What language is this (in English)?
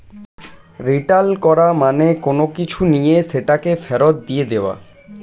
Bangla